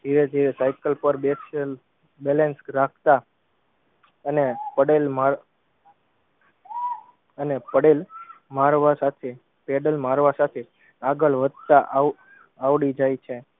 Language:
Gujarati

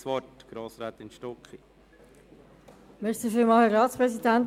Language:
Swiss German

